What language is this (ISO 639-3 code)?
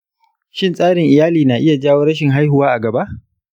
hau